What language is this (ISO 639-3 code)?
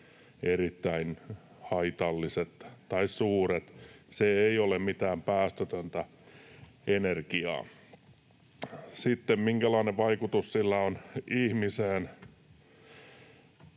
fin